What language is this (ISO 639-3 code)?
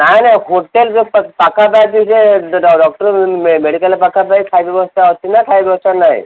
ori